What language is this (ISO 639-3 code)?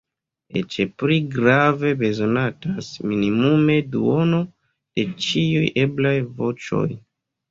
epo